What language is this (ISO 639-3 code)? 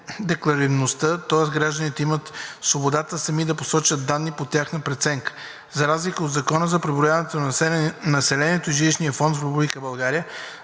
bul